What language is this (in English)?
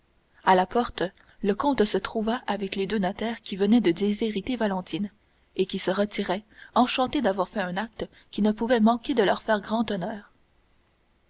French